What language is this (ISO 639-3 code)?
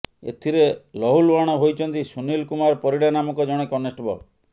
ori